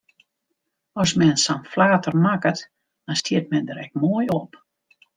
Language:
Western Frisian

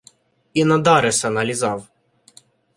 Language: Ukrainian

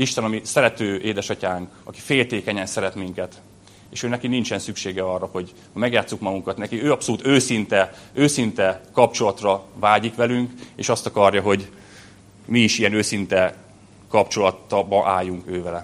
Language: Hungarian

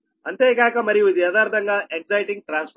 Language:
Telugu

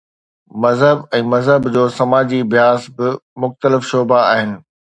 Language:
Sindhi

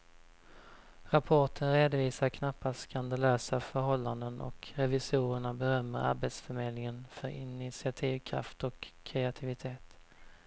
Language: Swedish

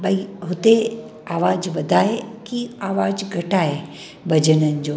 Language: Sindhi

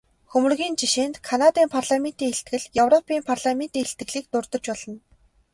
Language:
Mongolian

